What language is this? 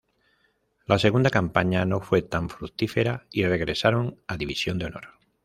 Spanish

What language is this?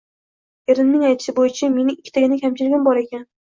Uzbek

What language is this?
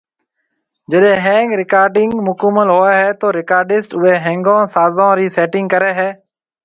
Marwari (Pakistan)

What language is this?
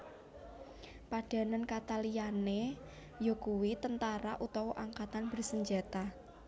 Javanese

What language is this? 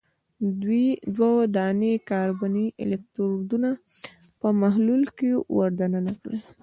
Pashto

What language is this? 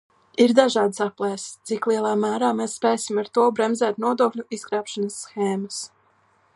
Latvian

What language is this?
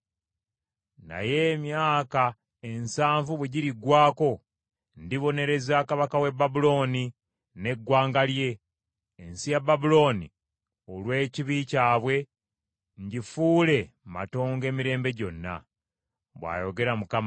Ganda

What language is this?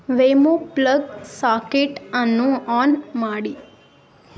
Kannada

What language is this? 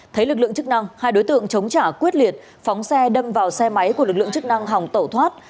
Vietnamese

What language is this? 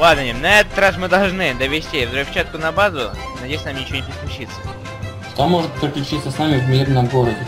Russian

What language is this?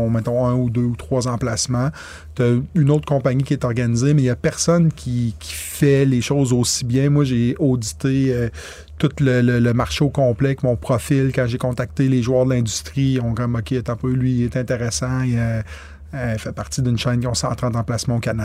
French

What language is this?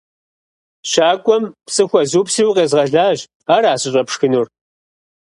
Kabardian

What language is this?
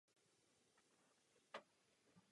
Czech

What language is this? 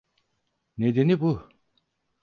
Turkish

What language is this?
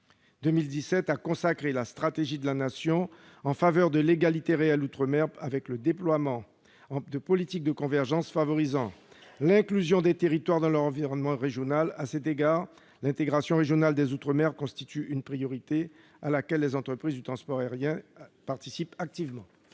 French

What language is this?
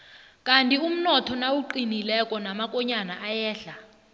South Ndebele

